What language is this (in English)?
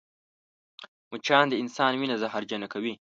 Pashto